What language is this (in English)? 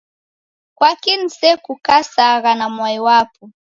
Taita